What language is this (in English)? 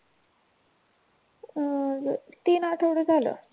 Marathi